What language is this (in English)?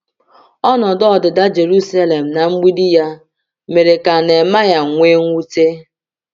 Igbo